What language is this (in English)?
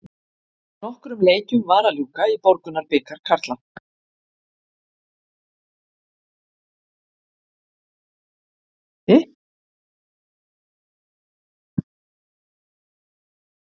Icelandic